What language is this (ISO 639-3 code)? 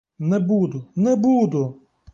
ukr